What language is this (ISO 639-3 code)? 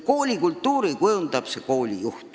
est